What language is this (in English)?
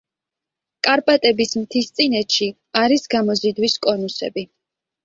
Georgian